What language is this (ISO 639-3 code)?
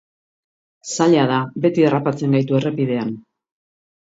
eus